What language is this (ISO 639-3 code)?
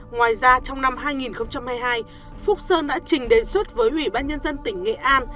vie